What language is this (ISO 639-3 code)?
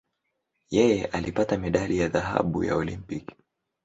swa